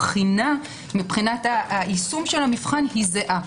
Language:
Hebrew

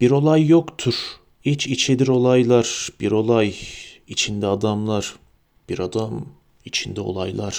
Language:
Turkish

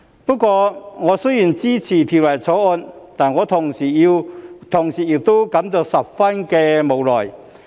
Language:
Cantonese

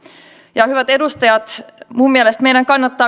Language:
Finnish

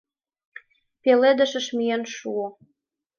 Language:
Mari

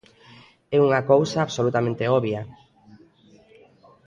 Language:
Galician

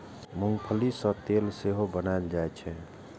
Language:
Maithili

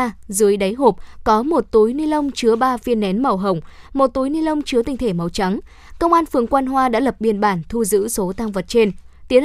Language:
Vietnamese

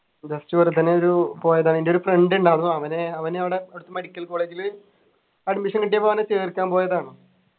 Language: Malayalam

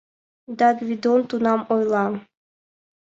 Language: Mari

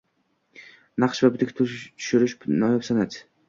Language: Uzbek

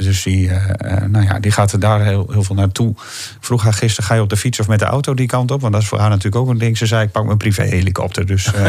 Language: Dutch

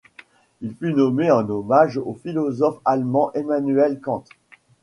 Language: French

